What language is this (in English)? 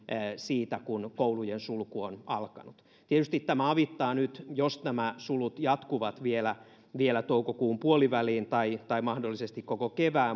Finnish